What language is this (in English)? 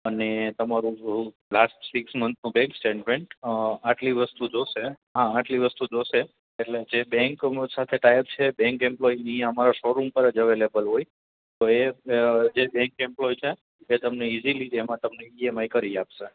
Gujarati